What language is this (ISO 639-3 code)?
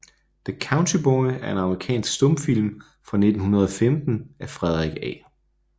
dan